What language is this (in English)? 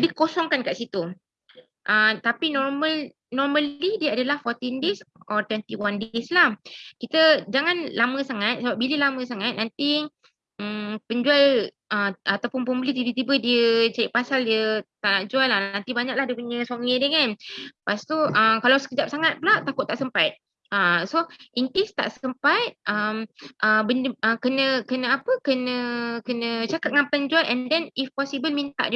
Malay